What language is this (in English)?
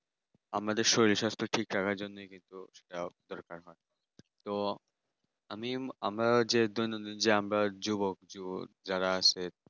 Bangla